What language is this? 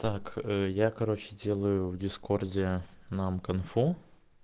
Russian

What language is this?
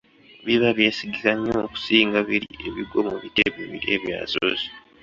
Ganda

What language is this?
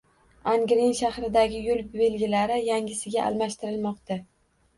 Uzbek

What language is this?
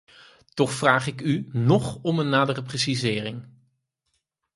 Dutch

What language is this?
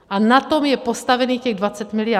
Czech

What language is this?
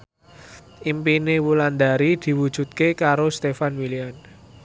Javanese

